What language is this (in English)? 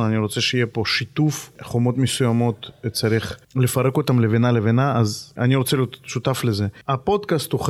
Hebrew